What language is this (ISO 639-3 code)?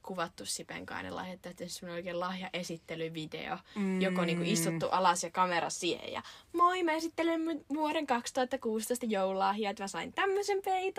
fin